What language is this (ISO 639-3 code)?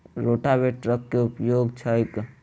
mai